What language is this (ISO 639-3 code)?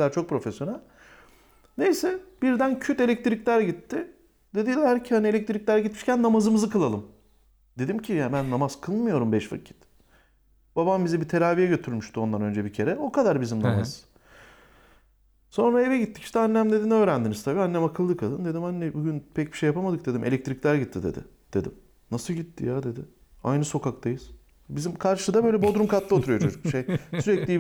tur